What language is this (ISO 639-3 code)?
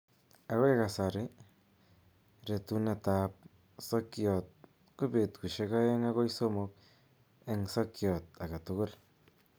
kln